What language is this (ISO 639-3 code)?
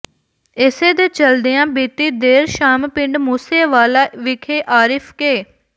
pan